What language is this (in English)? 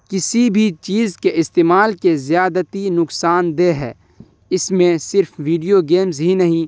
Urdu